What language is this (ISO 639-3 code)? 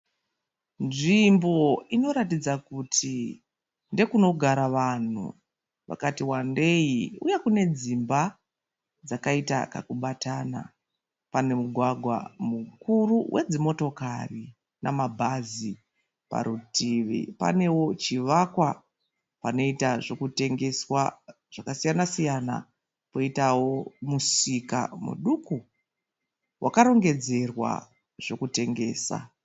sna